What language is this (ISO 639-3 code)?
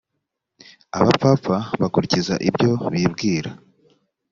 kin